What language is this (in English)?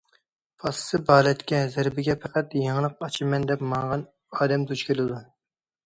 Uyghur